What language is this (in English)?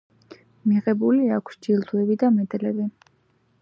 Georgian